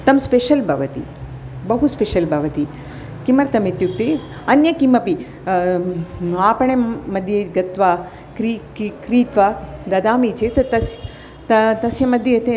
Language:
Sanskrit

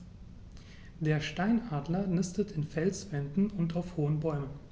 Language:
German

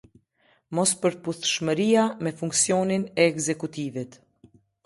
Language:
Albanian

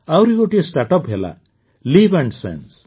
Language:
Odia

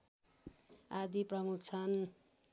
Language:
Nepali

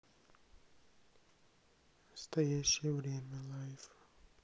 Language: Russian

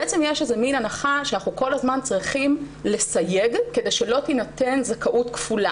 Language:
Hebrew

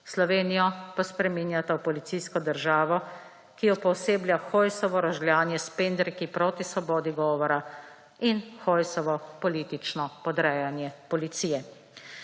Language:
Slovenian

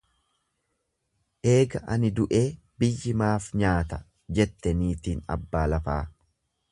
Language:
Oromo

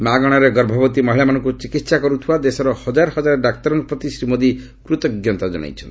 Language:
Odia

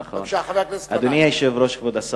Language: Hebrew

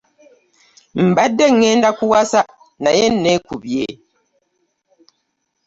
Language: Ganda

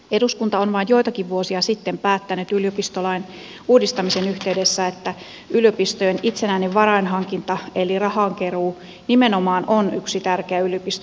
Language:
Finnish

